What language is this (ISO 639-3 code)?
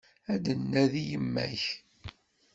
kab